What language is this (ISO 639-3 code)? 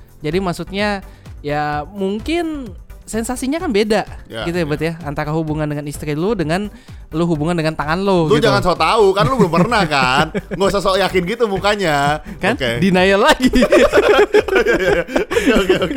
ind